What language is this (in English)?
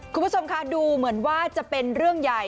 Thai